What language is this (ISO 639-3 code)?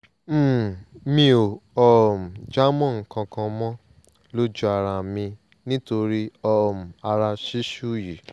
yor